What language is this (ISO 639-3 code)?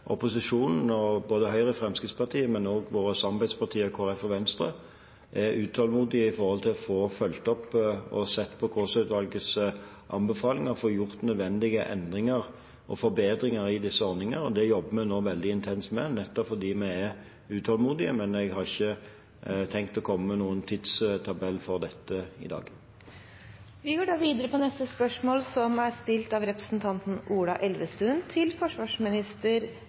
nob